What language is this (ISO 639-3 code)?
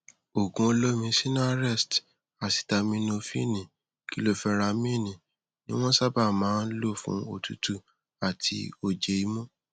yor